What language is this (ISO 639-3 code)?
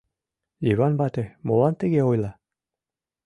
chm